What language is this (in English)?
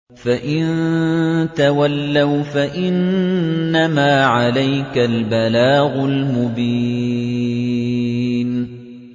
Arabic